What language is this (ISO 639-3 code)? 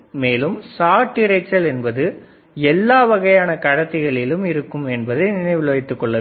tam